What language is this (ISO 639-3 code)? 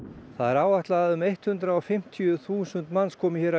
isl